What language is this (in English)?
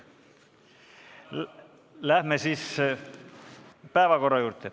Estonian